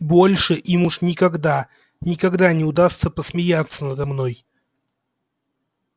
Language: Russian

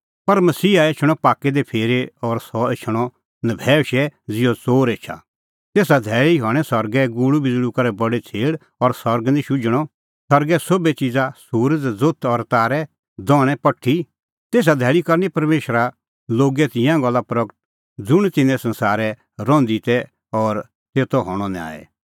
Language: Kullu Pahari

